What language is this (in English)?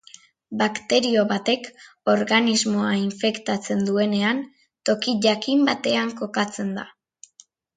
Basque